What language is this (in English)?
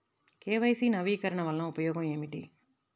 Telugu